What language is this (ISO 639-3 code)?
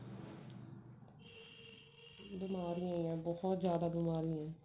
pan